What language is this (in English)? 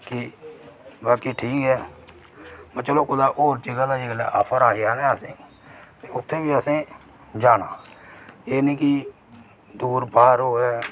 Dogri